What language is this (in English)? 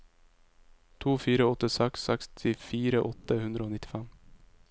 Norwegian